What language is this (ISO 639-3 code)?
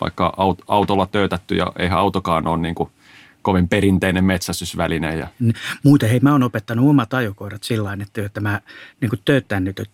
fin